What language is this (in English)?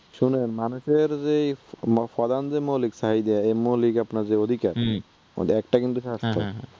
Bangla